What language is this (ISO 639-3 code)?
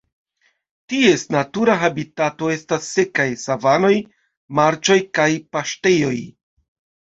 epo